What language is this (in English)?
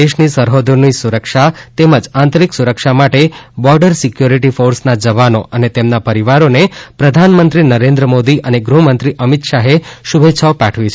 Gujarati